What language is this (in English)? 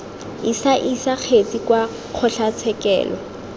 Tswana